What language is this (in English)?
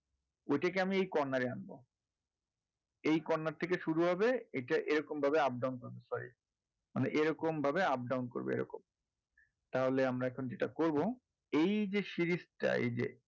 Bangla